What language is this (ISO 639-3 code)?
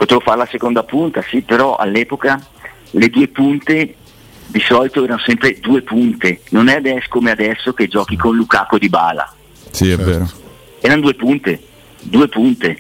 ita